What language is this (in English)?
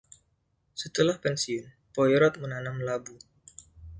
Indonesian